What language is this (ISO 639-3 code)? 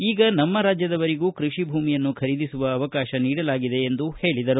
kan